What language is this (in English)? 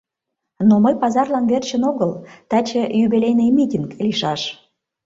Mari